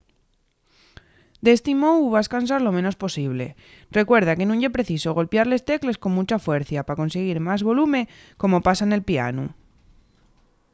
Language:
Asturian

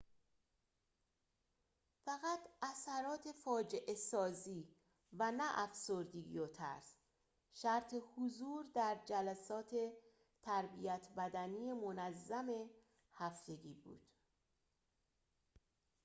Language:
Persian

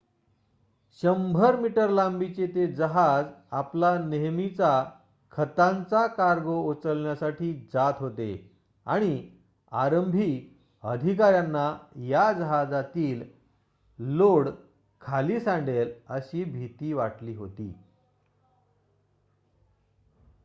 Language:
Marathi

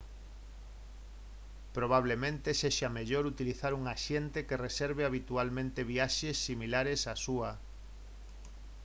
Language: Galician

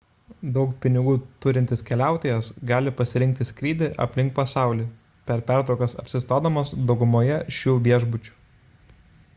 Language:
Lithuanian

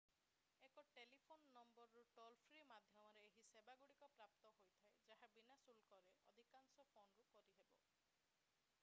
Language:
Odia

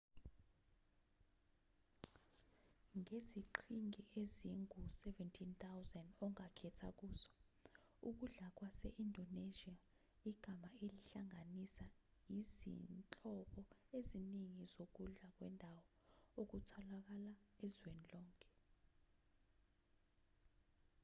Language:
Zulu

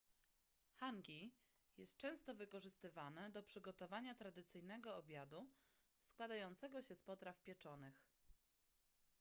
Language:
Polish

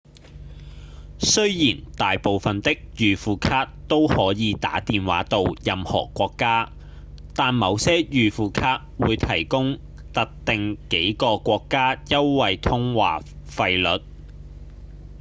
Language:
Cantonese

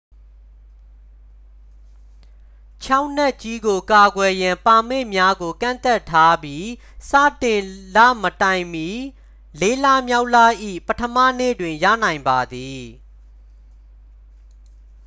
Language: Burmese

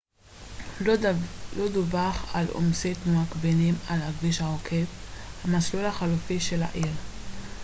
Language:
Hebrew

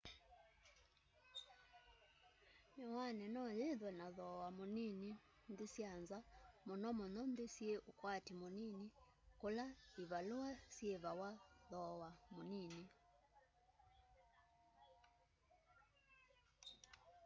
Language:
Kamba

